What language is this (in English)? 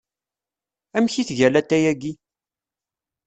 Kabyle